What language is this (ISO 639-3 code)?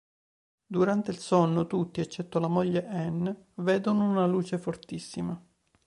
ita